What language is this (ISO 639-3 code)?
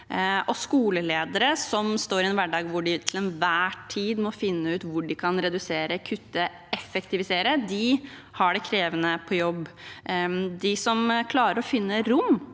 nor